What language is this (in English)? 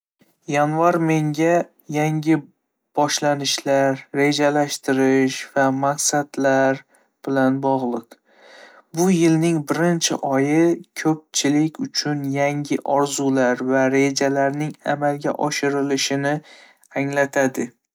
Uzbek